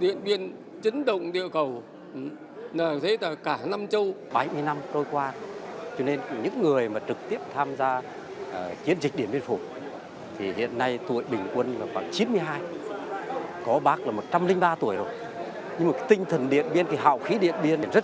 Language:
Vietnamese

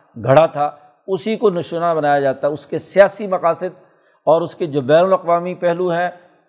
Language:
Urdu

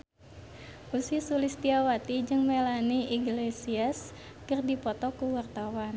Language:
Sundanese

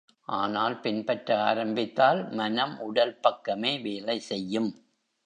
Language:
Tamil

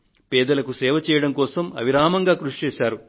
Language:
Telugu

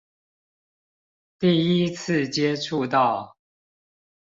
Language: Chinese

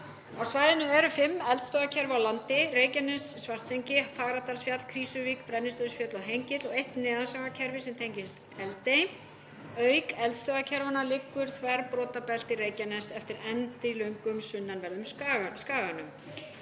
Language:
Icelandic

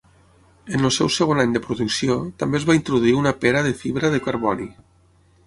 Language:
Catalan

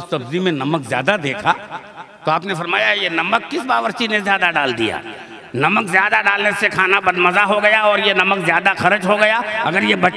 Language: Hindi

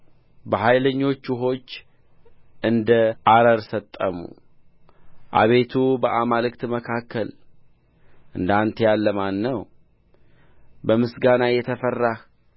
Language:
Amharic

